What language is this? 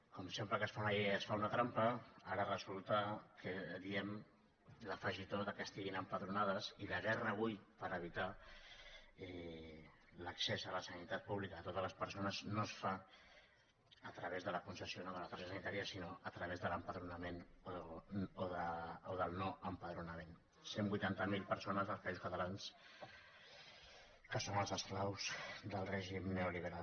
Catalan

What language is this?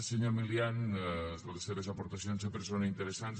Catalan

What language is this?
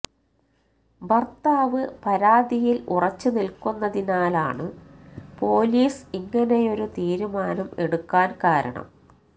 Malayalam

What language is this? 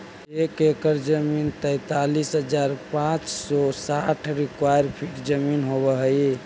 Magahi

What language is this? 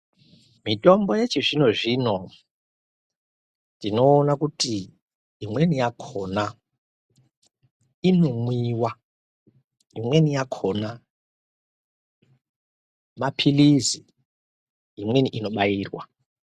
Ndau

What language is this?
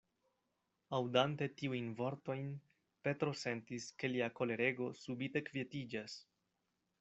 Esperanto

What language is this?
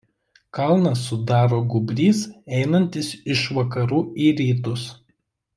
Lithuanian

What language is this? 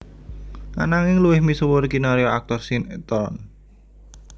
Javanese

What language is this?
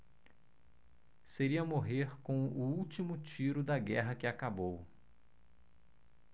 Portuguese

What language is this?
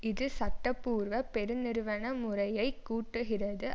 Tamil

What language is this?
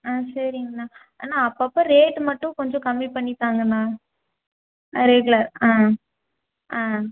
Tamil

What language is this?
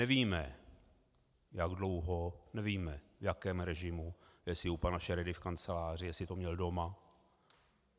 Czech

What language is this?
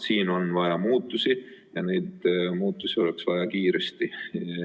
Estonian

